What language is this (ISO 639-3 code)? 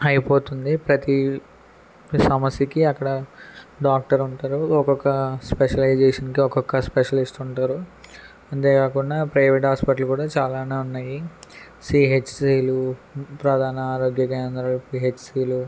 tel